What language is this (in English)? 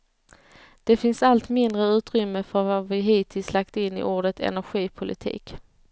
Swedish